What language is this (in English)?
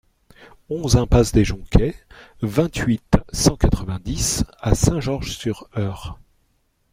French